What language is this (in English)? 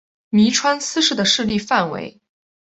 Chinese